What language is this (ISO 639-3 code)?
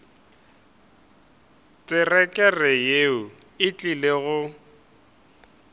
nso